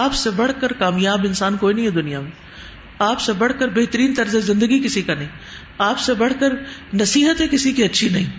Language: Urdu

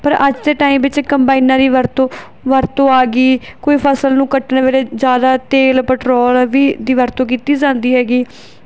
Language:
Punjabi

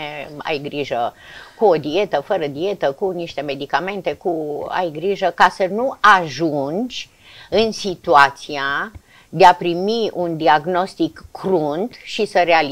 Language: Romanian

